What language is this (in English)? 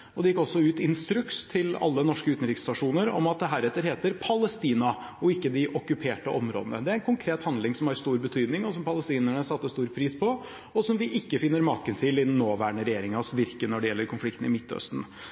Norwegian Bokmål